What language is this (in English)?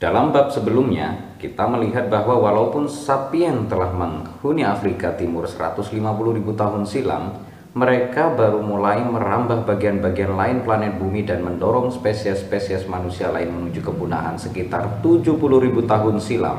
Indonesian